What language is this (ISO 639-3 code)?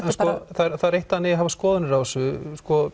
isl